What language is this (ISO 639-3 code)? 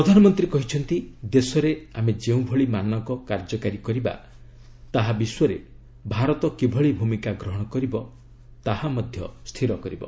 ori